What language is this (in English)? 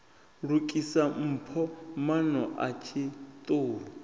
Venda